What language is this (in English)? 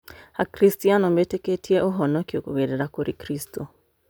Kikuyu